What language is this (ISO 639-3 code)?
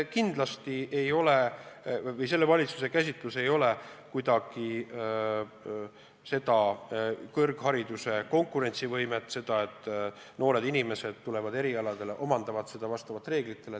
est